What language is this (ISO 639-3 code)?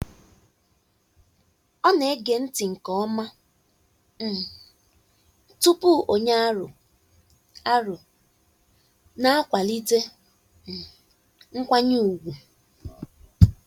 ibo